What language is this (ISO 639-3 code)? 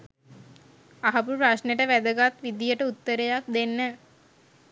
sin